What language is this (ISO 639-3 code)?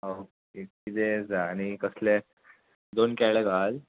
kok